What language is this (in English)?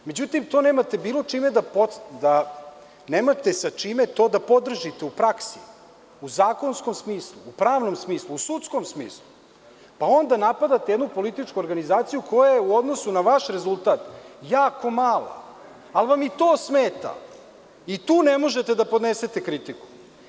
Serbian